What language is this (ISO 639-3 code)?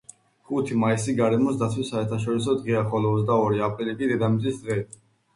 kat